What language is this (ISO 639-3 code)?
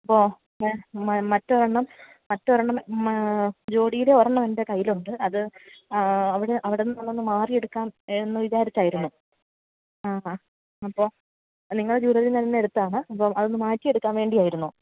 mal